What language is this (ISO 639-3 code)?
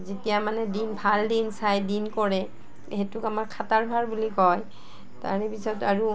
asm